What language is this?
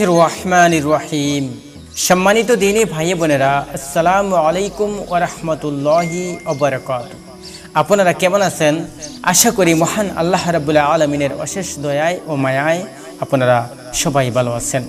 Arabic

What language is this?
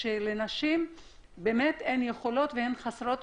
Hebrew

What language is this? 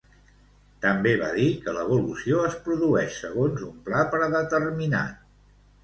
Catalan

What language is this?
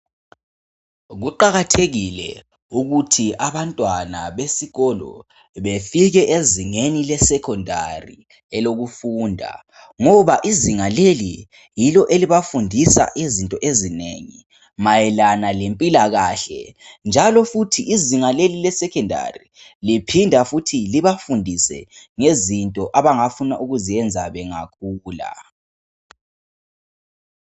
North Ndebele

